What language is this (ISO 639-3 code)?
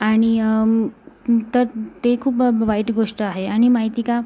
mar